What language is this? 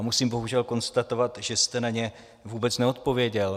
Czech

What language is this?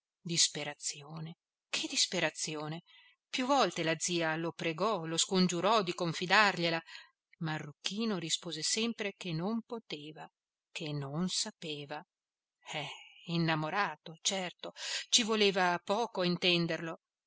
Italian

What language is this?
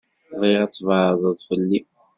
Kabyle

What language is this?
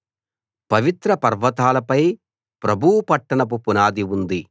Telugu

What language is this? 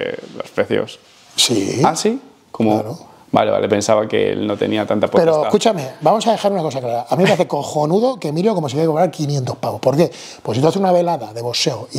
Spanish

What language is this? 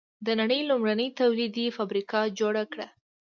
Pashto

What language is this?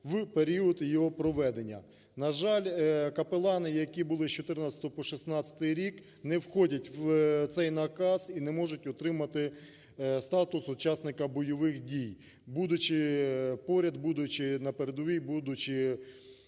Ukrainian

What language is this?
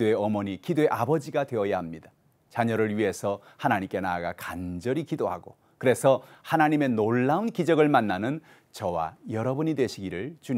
Korean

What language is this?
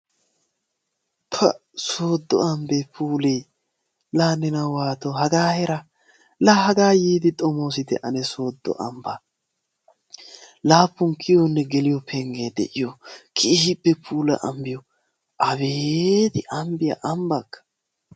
Wolaytta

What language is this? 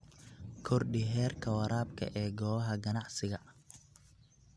Somali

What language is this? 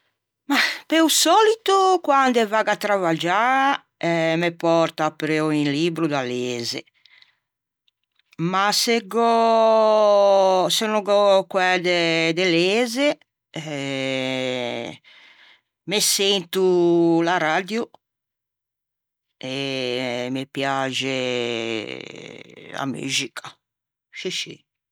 Ligurian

